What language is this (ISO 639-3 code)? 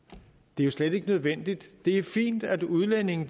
dan